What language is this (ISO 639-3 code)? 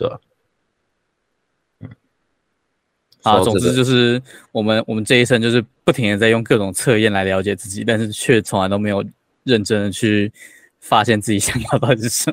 zho